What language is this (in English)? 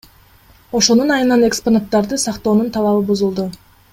Kyrgyz